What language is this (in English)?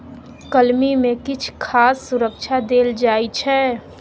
Maithili